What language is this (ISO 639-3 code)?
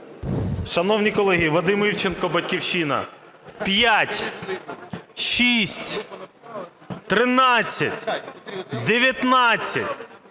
ukr